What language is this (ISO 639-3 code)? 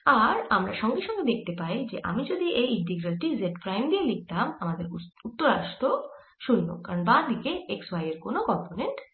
ben